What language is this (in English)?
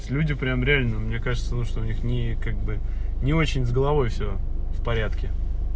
Russian